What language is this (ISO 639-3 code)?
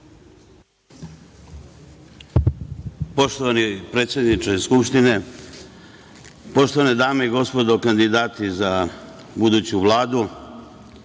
srp